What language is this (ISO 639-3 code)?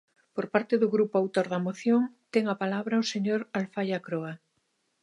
glg